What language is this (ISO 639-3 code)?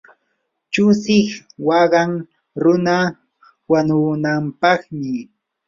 qur